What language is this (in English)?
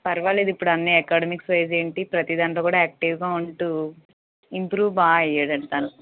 Telugu